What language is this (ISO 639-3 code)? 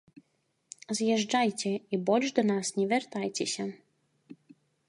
bel